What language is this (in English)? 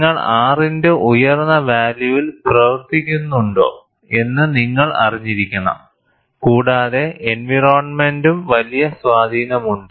Malayalam